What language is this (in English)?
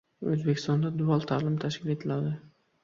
Uzbek